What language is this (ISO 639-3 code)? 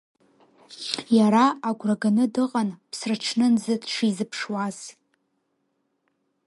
abk